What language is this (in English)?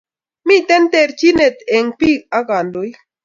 Kalenjin